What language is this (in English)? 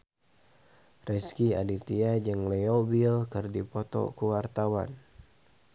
Sundanese